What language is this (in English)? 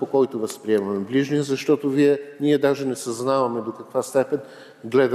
Bulgarian